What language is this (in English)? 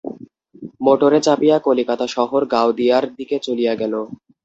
Bangla